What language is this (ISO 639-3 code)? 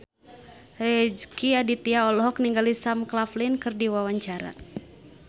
sun